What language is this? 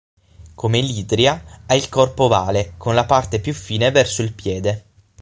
Italian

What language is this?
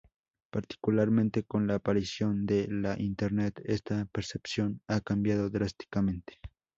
Spanish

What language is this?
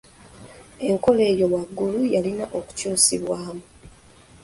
Ganda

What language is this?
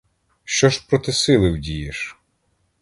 Ukrainian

